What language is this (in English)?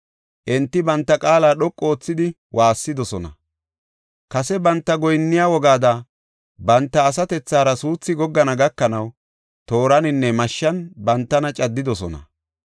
Gofa